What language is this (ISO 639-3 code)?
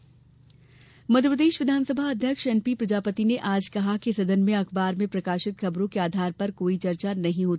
hin